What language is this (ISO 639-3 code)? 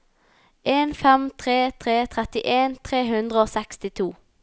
nor